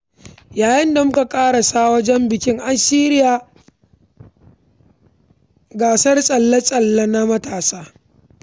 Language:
Hausa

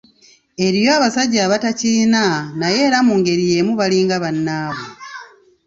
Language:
Ganda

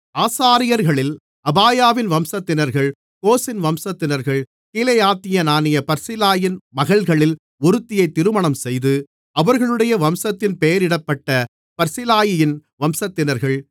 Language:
Tamil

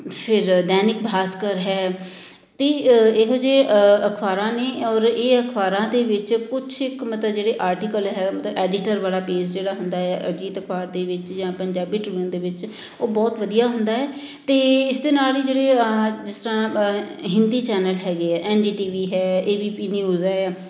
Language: Punjabi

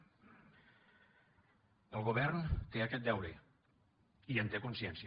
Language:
Catalan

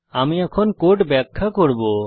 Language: Bangla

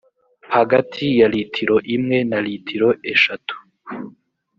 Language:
Kinyarwanda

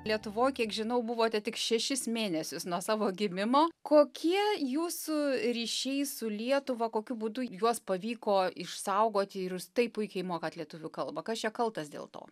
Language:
Lithuanian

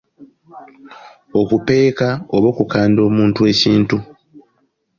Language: Ganda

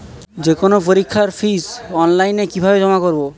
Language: Bangla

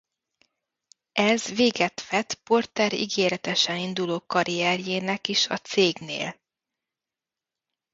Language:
Hungarian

